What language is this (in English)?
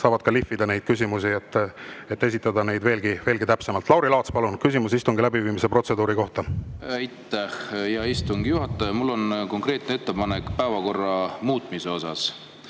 Estonian